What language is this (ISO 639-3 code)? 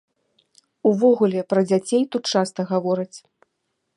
bel